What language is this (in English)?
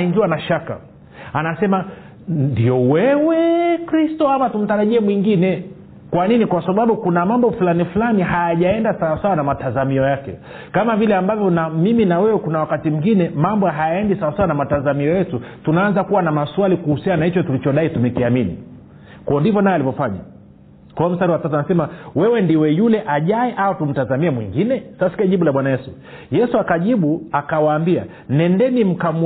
Swahili